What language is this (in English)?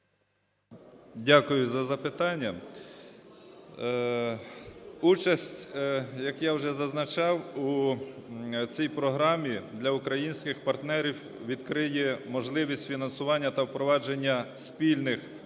Ukrainian